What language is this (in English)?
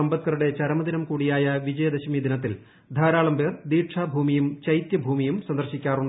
Malayalam